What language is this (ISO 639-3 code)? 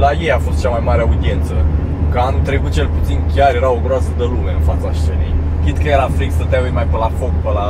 ron